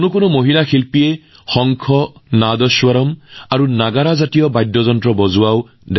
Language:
Assamese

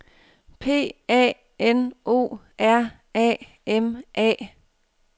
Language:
Danish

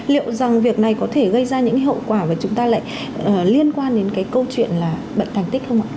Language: Vietnamese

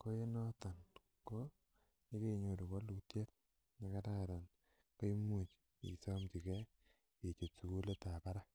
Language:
Kalenjin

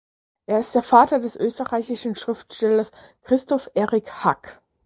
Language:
German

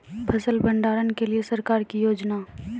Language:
Maithili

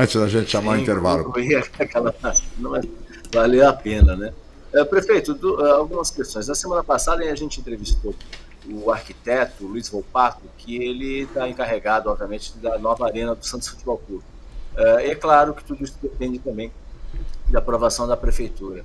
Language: Portuguese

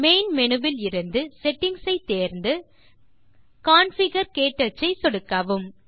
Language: Tamil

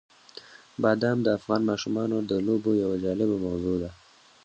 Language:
Pashto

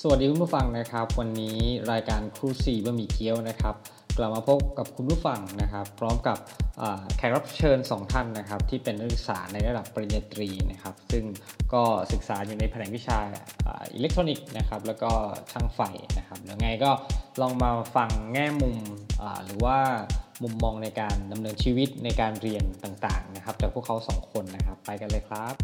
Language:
Thai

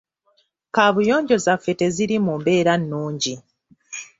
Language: Ganda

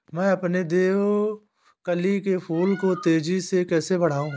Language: Hindi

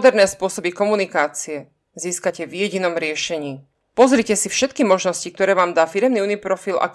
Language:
Slovak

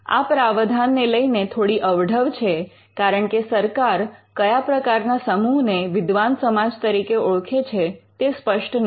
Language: Gujarati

